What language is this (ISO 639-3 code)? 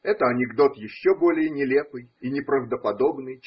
rus